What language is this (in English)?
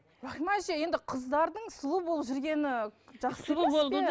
Kazakh